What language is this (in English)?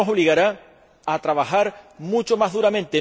Spanish